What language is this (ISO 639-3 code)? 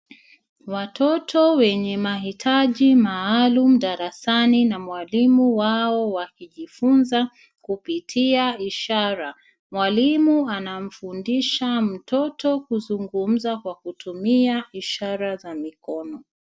swa